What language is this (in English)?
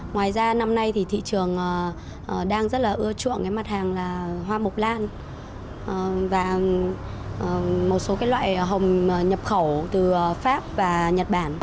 Vietnamese